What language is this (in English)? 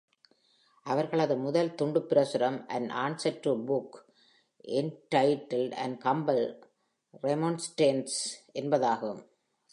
Tamil